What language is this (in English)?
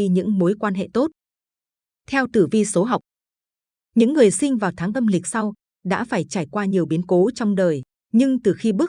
Vietnamese